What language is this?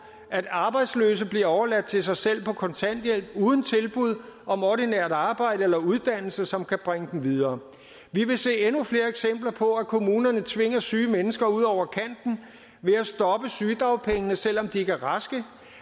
Danish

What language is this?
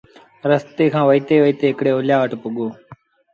Sindhi Bhil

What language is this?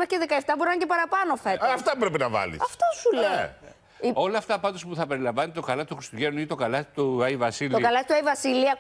Greek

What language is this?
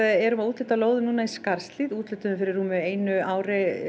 Icelandic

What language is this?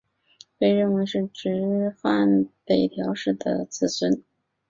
Chinese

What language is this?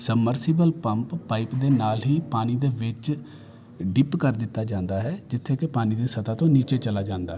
Punjabi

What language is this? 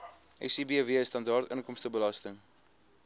Afrikaans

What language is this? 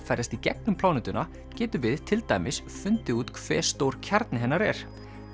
Icelandic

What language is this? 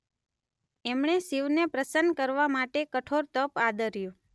Gujarati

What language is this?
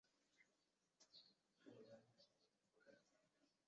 Chinese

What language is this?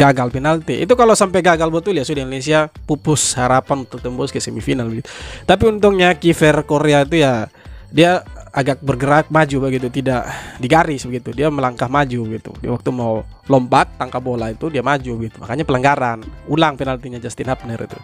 Indonesian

